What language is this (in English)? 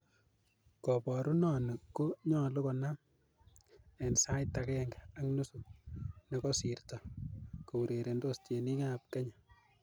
Kalenjin